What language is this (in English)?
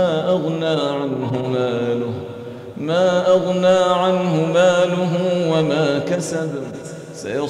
Arabic